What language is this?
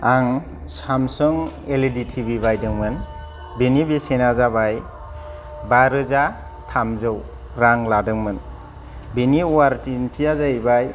Bodo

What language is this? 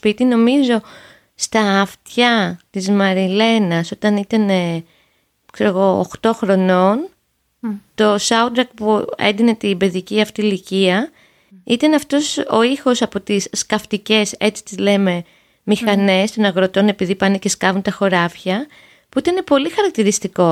Greek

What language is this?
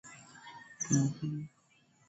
Swahili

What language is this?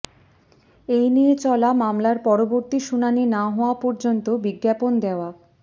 Bangla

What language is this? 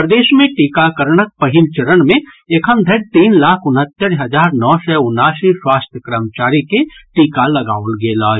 Maithili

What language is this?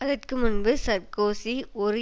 Tamil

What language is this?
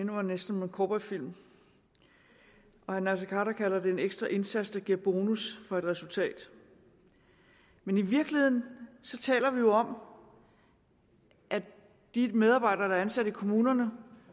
Danish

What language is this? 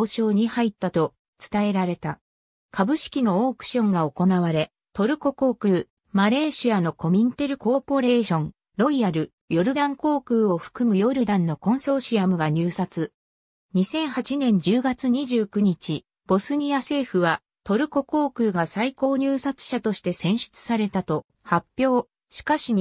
Japanese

